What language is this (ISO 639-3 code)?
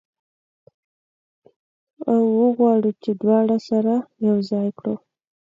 pus